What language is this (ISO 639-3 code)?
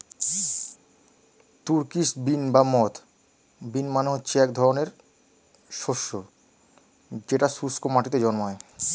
ben